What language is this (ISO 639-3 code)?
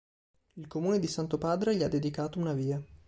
ita